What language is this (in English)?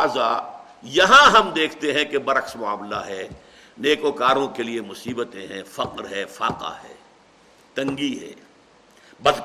Urdu